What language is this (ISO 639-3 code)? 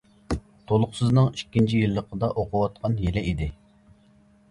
uig